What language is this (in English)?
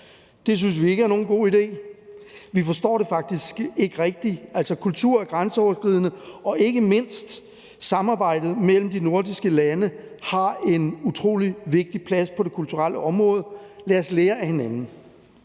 Danish